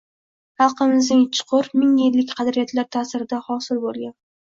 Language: Uzbek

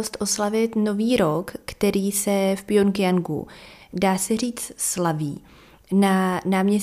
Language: Czech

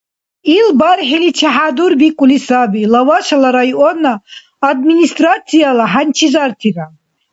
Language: Dargwa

